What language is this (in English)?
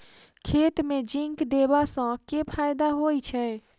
Maithili